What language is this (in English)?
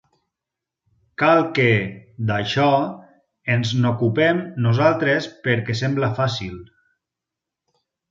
Catalan